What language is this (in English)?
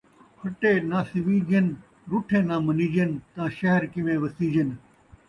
Saraiki